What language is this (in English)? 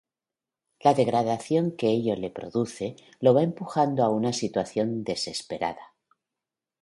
Spanish